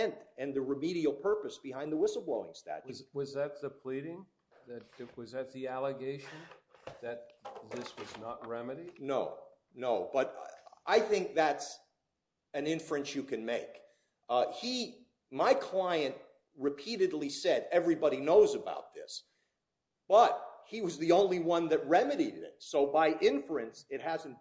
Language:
English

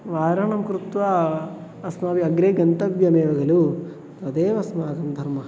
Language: Sanskrit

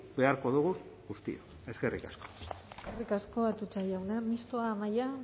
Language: Basque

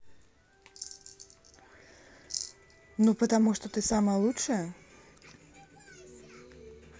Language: Russian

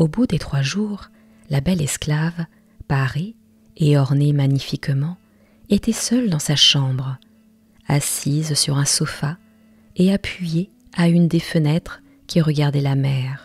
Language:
French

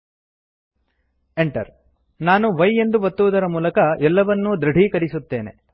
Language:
Kannada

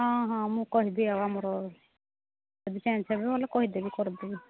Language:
Odia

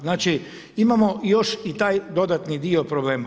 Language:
Croatian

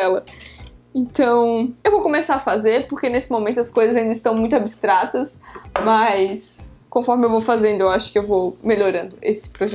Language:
Portuguese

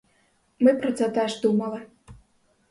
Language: Ukrainian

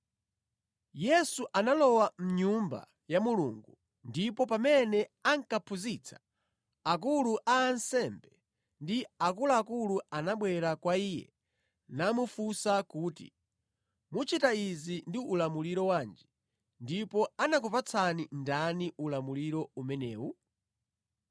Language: Nyanja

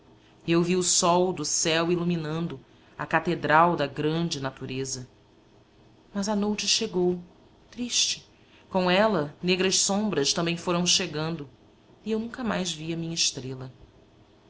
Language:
Portuguese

